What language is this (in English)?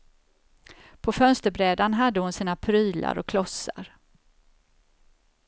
Swedish